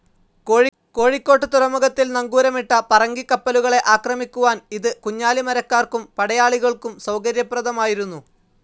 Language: Malayalam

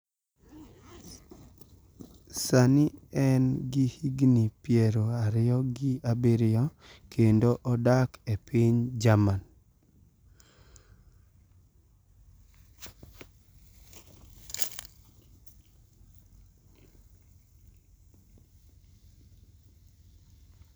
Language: Luo (Kenya and Tanzania)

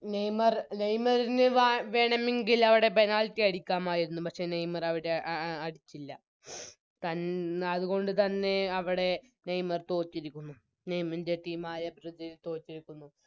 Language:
Malayalam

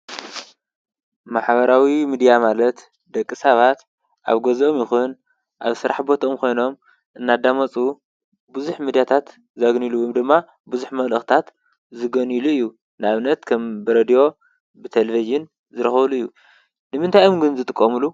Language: Tigrinya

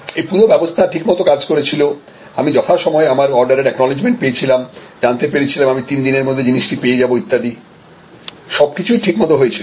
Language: Bangla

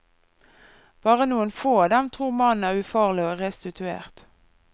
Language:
Norwegian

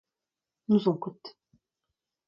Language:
Breton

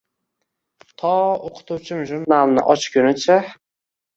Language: Uzbek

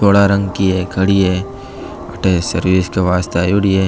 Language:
Marwari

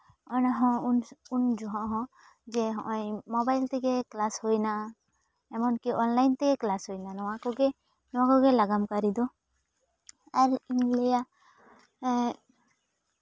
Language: Santali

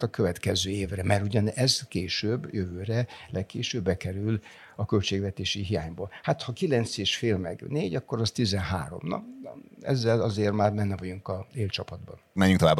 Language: Hungarian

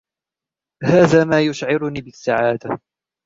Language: Arabic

